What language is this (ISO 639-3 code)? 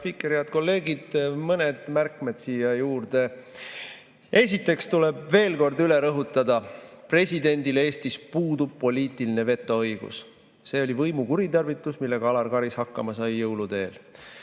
est